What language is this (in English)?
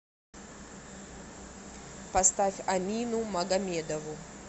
Russian